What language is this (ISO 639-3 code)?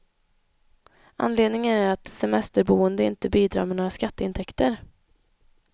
swe